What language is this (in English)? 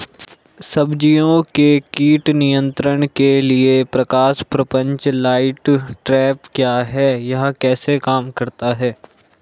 Hindi